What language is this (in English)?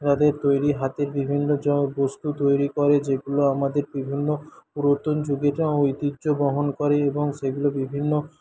Bangla